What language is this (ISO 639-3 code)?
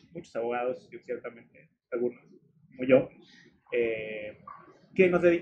spa